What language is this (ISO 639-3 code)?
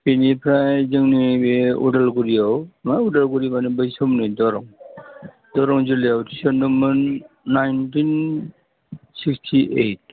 brx